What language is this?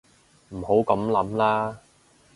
Cantonese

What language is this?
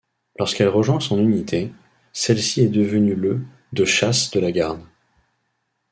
French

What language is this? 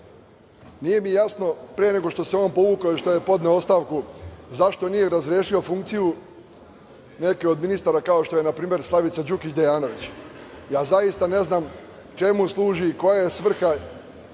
Serbian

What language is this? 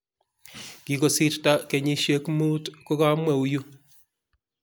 Kalenjin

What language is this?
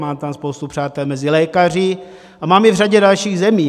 Czech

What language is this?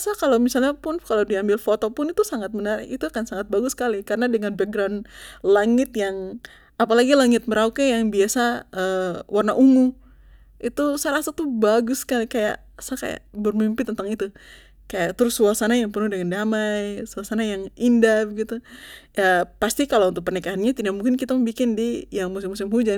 Papuan Malay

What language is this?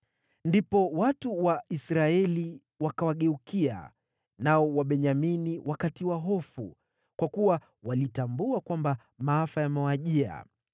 Swahili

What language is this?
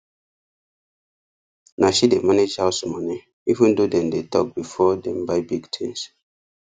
Nigerian Pidgin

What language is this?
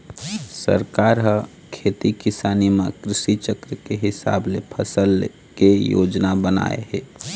Chhattisgarhi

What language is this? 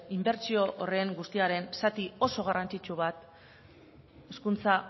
Basque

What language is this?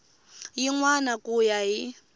Tsonga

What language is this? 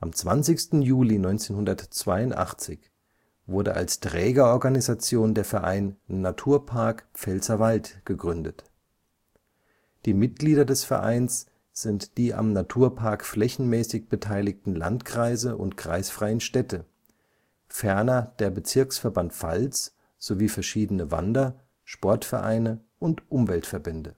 German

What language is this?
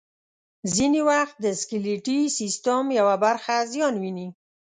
Pashto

